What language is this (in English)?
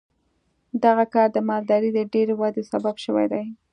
Pashto